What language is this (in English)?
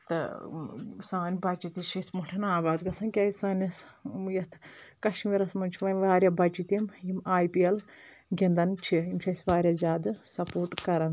Kashmiri